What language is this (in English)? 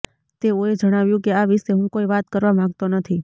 Gujarati